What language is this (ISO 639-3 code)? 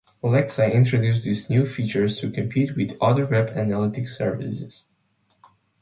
eng